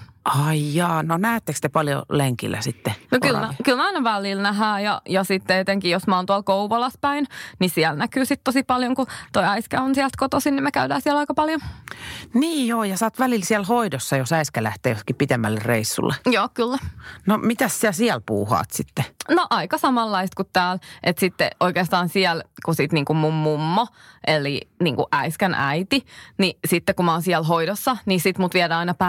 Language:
Finnish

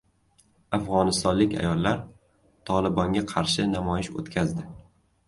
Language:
Uzbek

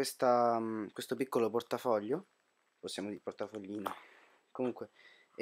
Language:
Italian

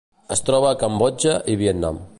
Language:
Catalan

